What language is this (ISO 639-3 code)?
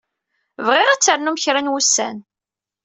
kab